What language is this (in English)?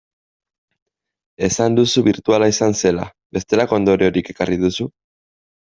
Basque